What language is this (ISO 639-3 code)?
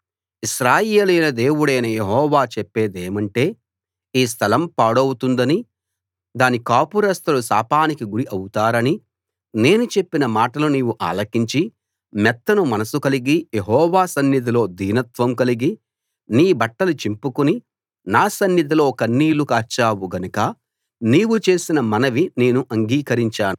tel